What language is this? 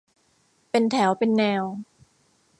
Thai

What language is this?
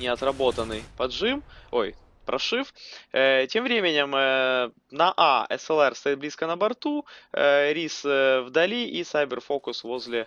Russian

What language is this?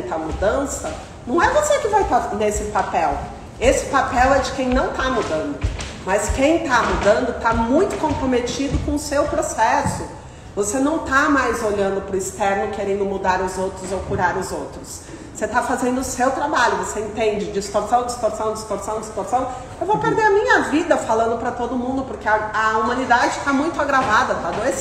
Portuguese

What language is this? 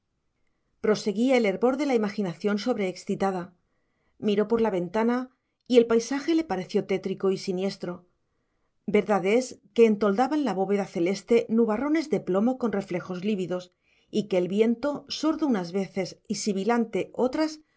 Spanish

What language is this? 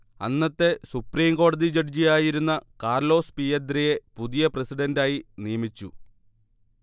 Malayalam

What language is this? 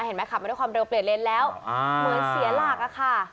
Thai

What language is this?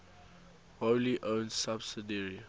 English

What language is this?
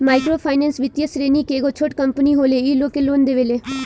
Bhojpuri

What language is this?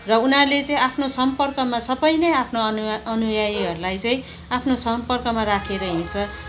Nepali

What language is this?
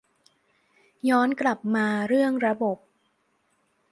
Thai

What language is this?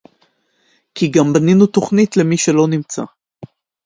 Hebrew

